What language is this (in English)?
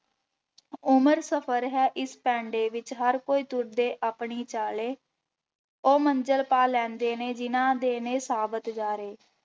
Punjabi